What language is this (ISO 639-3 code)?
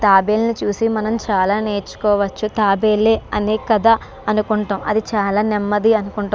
tel